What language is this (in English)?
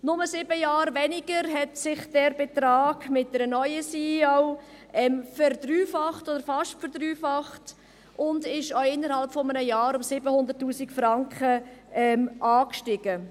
Swiss German